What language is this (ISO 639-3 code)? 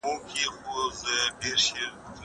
pus